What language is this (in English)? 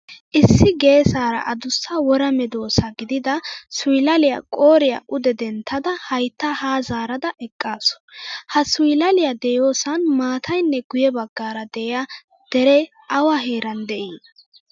Wolaytta